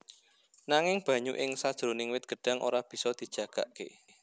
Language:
Javanese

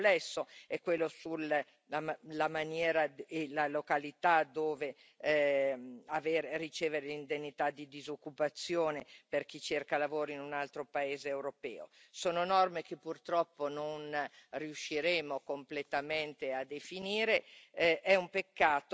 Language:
Italian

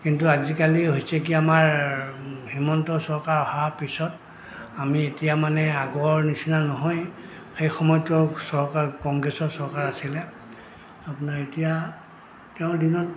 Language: Assamese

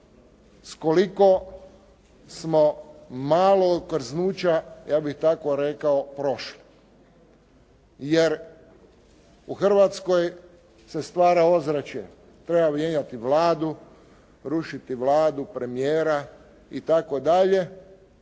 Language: Croatian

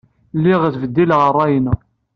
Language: Kabyle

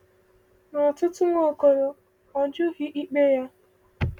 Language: Igbo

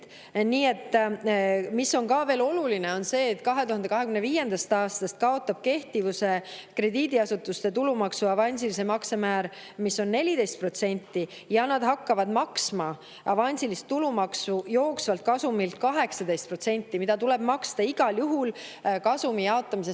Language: Estonian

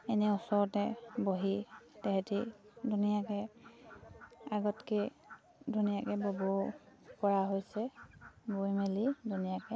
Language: Assamese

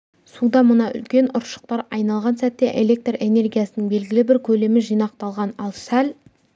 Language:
Kazakh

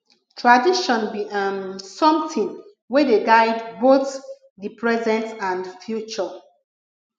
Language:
Nigerian Pidgin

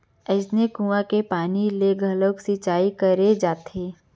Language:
Chhattisgarhi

